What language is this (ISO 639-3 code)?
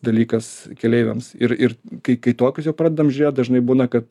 lit